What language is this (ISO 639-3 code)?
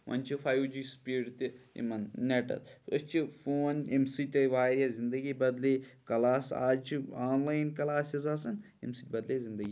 kas